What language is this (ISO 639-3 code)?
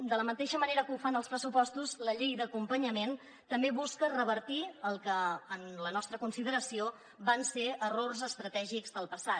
cat